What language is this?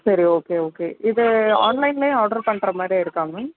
Tamil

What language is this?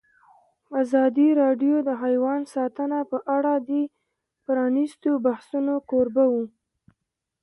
Pashto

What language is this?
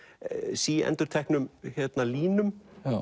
Icelandic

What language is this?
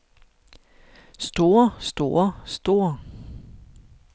Danish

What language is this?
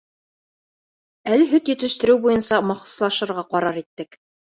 Bashkir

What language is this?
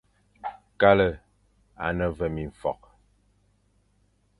Fang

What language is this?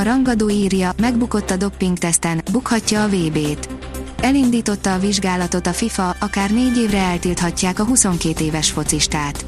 Hungarian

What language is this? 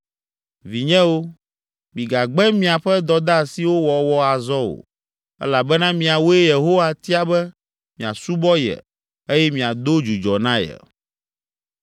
Ewe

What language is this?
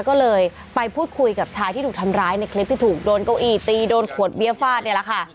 Thai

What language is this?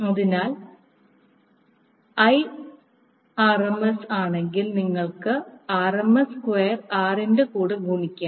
Malayalam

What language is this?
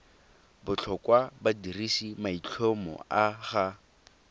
Tswana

